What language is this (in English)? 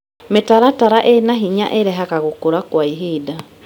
Kikuyu